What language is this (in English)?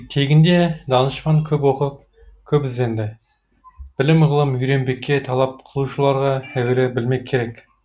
Kazakh